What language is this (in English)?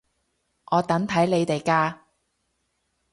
Cantonese